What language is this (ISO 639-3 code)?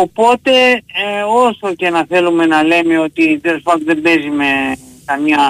ell